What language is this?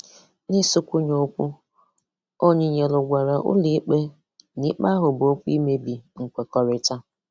Igbo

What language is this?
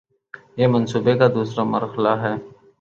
Urdu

